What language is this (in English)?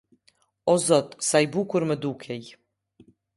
Albanian